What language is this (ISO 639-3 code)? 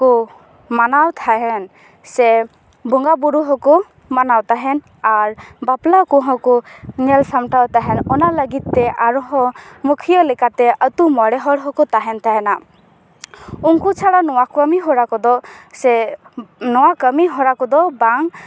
sat